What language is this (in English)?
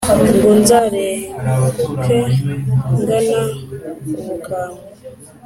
Kinyarwanda